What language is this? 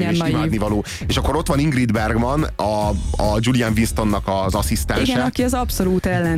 Hungarian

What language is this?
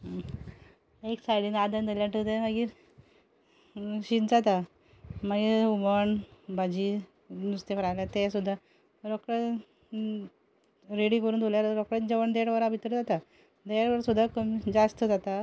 Konkani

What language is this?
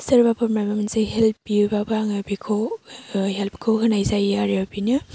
Bodo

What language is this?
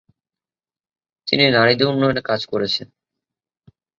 Bangla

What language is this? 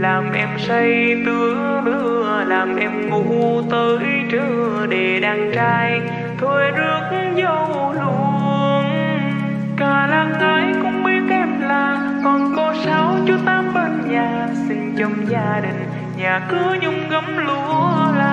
Vietnamese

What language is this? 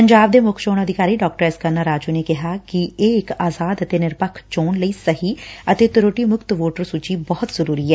Punjabi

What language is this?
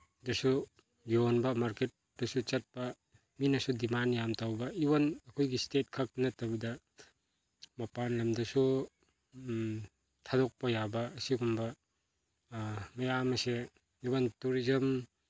Manipuri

